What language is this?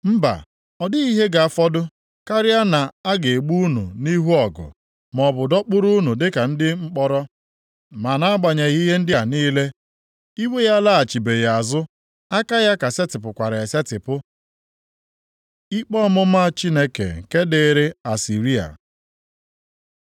Igbo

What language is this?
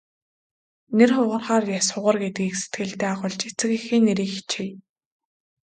Mongolian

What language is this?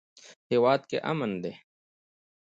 Pashto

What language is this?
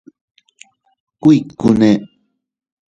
Teutila Cuicatec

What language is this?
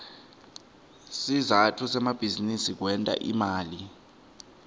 Swati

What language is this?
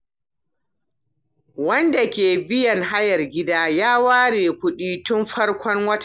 Hausa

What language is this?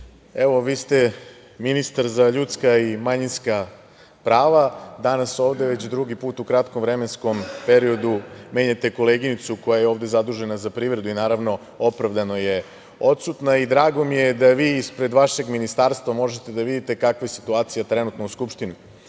Serbian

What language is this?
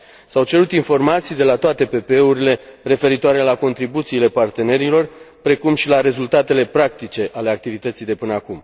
Romanian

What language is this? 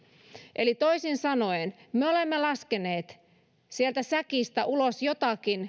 Finnish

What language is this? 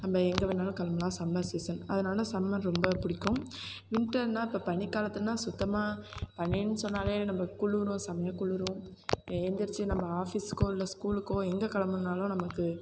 Tamil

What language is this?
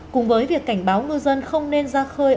Vietnamese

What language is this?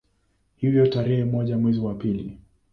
Swahili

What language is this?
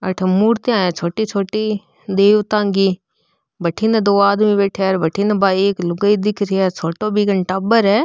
Marwari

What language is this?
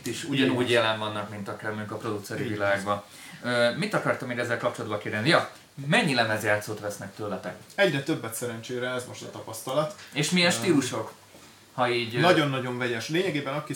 Hungarian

